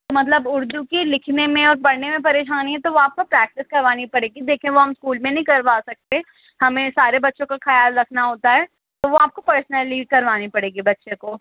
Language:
Urdu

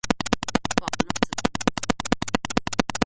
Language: Slovenian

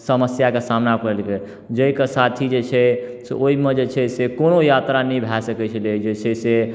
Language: Maithili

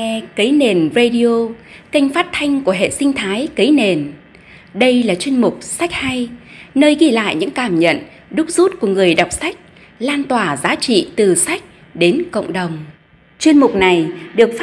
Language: Vietnamese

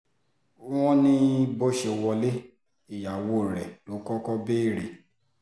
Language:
Yoruba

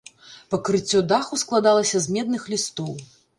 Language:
Belarusian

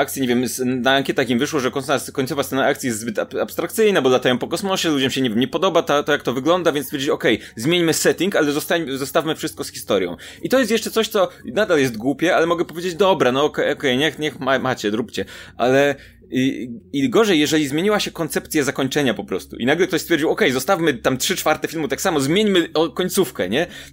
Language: Polish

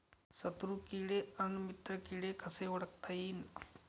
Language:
Marathi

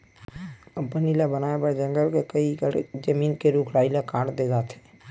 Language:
Chhattisgarhi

